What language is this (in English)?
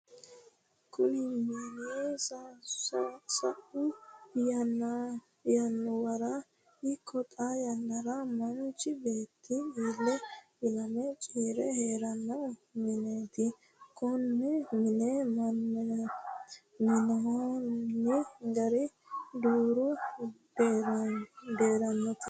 Sidamo